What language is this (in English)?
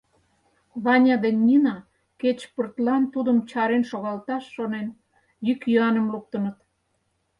Mari